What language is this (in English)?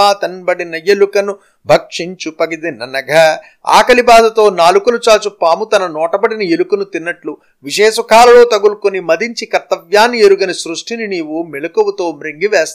Telugu